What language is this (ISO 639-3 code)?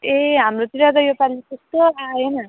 nep